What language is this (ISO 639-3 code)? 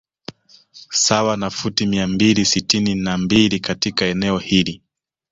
swa